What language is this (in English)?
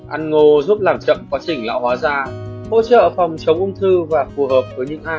Vietnamese